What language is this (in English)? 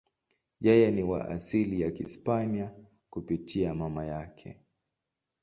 Swahili